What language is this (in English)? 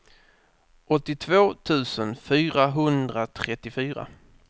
Swedish